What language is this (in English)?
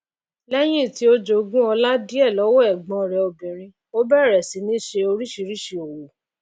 Yoruba